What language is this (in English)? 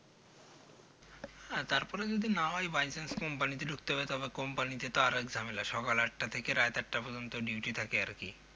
Bangla